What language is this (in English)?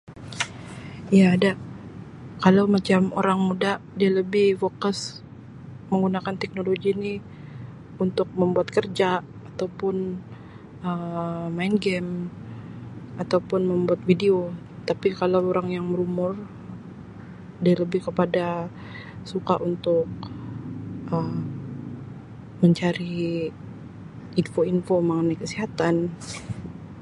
Sabah Malay